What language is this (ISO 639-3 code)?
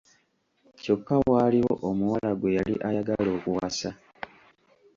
lug